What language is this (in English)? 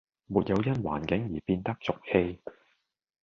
Cantonese